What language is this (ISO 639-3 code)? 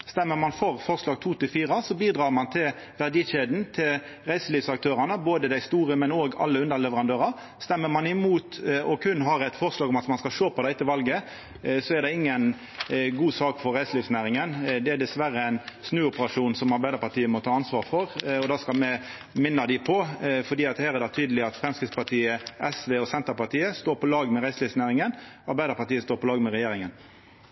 nno